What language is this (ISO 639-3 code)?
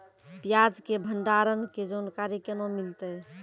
mai